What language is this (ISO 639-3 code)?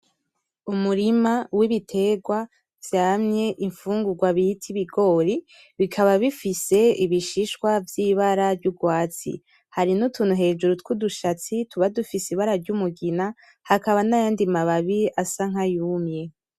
run